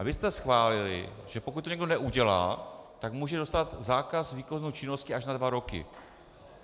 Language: Czech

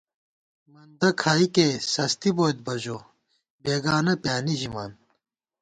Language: Gawar-Bati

